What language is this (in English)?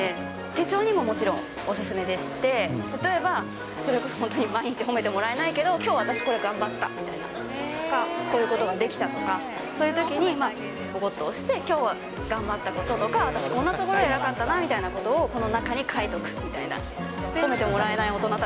Japanese